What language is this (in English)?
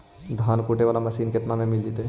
Magahi